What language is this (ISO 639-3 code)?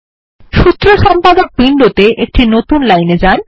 ben